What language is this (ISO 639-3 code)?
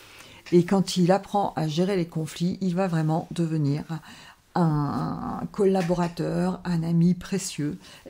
fra